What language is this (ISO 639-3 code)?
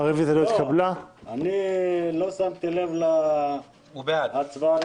heb